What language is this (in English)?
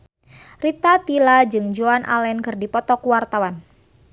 Sundanese